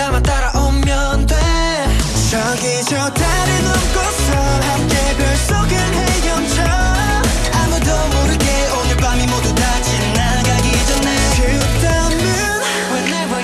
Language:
Korean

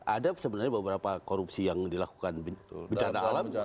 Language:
Indonesian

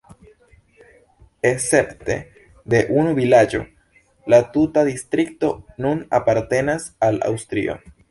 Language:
Esperanto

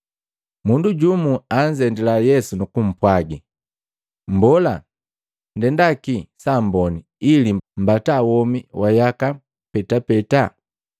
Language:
Matengo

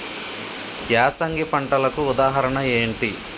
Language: Telugu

